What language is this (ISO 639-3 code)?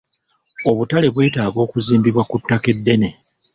lug